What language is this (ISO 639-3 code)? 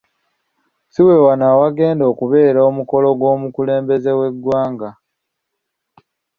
lug